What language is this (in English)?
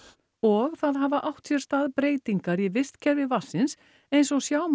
Icelandic